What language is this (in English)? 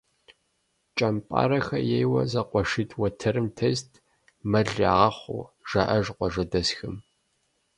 Kabardian